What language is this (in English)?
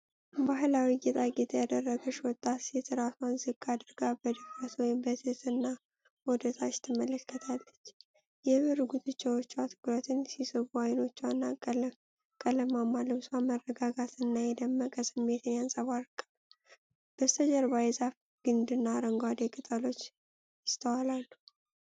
Amharic